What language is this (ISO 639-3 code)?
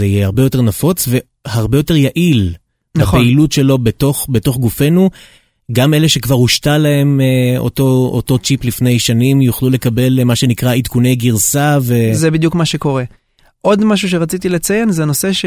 heb